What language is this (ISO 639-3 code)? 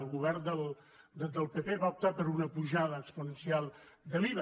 cat